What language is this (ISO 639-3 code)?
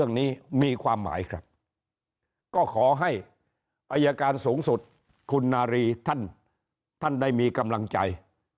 tha